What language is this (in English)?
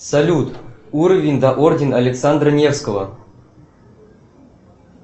Russian